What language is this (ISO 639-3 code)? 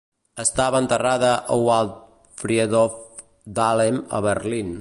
cat